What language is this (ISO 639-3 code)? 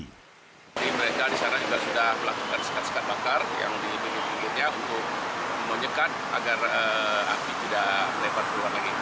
ind